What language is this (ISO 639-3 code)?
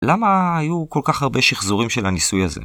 heb